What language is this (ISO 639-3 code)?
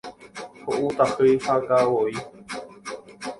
grn